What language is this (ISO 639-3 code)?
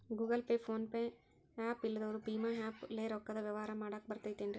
kan